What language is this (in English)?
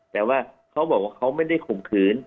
Thai